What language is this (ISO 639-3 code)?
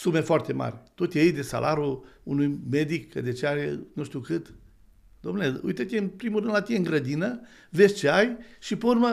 ron